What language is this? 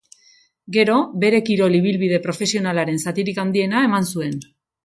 Basque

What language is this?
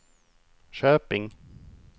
Swedish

